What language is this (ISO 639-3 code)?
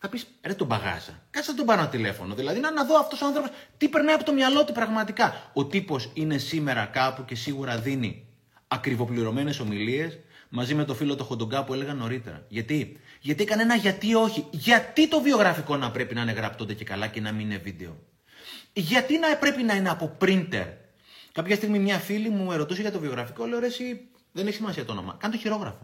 ell